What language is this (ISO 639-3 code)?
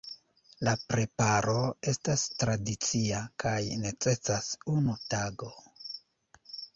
epo